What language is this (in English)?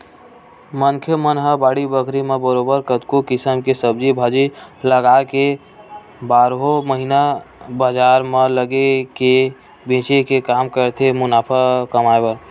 Chhattisgarhi